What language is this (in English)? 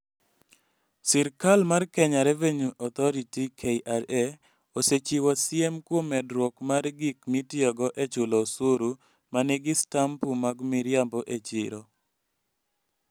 Luo (Kenya and Tanzania)